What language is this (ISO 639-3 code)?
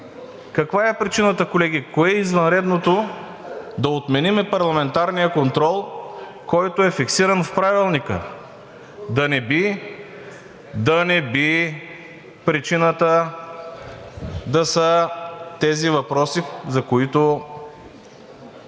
bul